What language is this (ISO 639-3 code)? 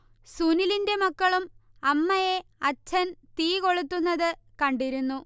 mal